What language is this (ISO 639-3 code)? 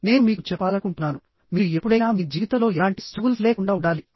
tel